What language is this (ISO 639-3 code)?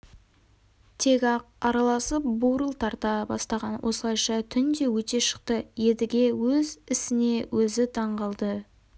kaz